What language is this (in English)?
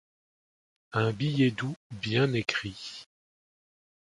French